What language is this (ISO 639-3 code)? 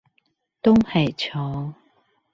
zho